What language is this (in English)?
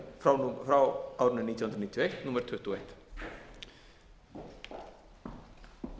Icelandic